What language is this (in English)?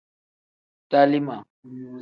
Tem